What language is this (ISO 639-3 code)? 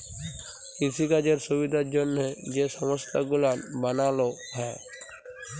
ben